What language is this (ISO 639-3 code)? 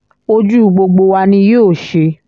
yor